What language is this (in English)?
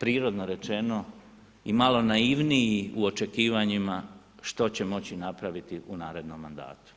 Croatian